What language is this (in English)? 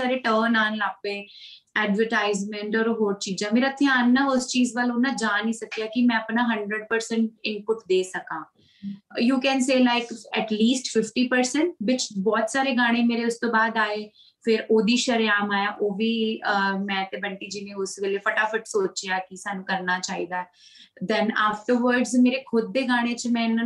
Punjabi